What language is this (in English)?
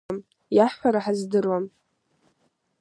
Abkhazian